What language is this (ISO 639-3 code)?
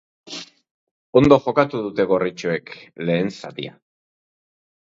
eus